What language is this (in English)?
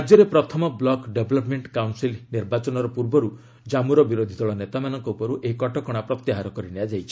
Odia